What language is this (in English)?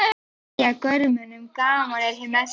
Icelandic